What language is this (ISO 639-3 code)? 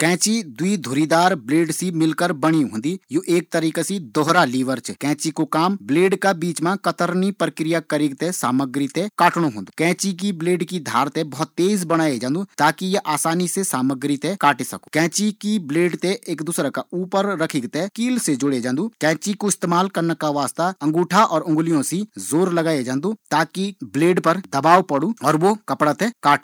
gbm